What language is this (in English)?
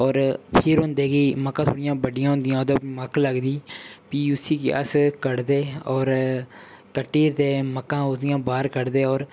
Dogri